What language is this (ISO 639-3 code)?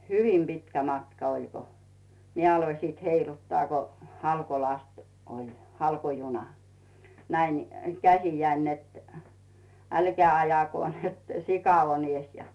fin